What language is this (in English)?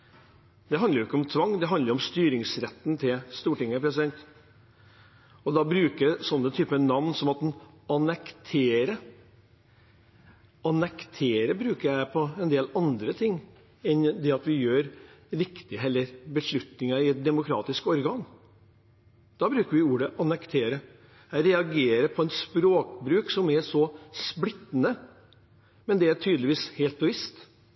Norwegian Bokmål